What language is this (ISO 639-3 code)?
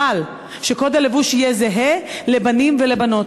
heb